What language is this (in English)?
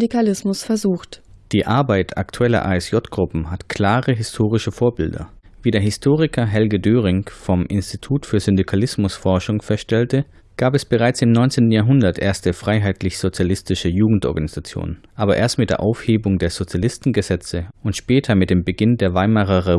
German